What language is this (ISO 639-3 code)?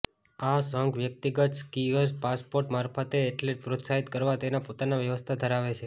guj